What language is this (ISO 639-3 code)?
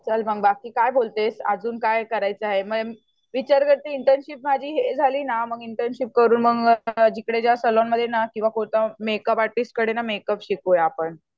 mar